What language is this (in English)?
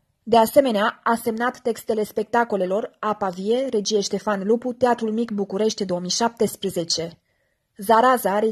Romanian